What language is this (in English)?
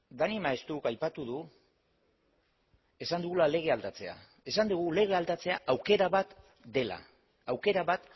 Basque